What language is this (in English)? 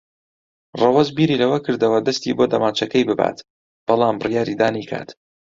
Central Kurdish